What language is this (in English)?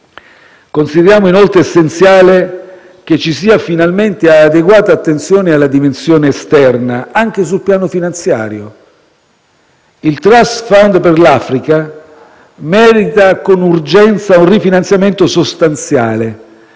Italian